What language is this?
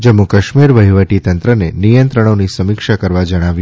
Gujarati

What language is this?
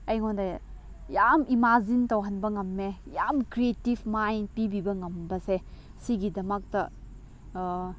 Manipuri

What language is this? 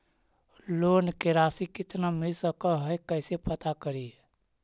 Magahi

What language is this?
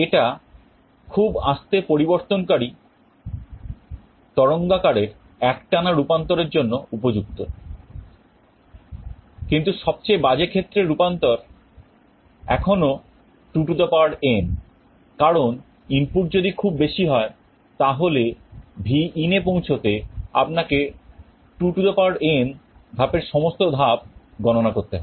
Bangla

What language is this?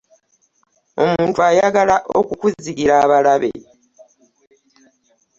Ganda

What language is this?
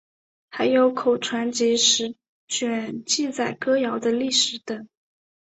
Chinese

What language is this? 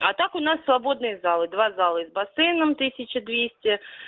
Russian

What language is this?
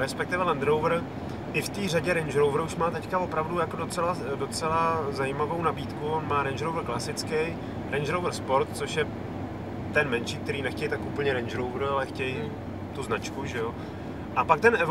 Czech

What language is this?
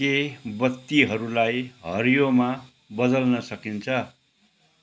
Nepali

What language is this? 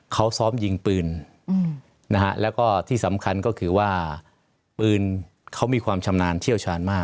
Thai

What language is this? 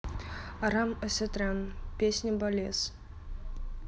Russian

